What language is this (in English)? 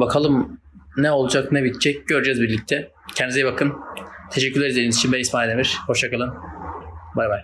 Turkish